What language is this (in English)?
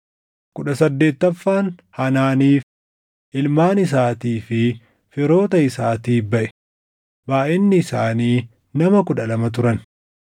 Oromo